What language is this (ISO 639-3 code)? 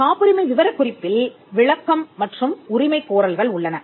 tam